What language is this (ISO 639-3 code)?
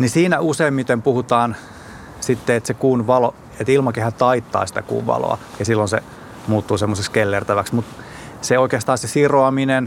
fin